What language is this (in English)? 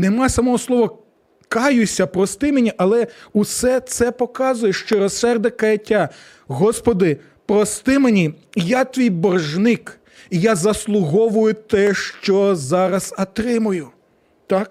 Ukrainian